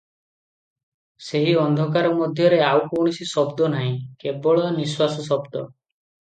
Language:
Odia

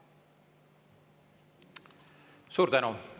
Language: Estonian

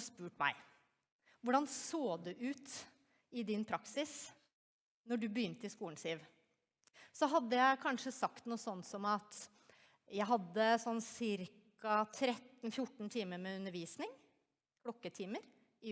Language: Norwegian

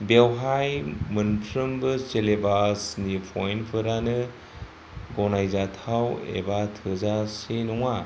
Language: Bodo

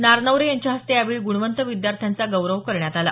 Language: Marathi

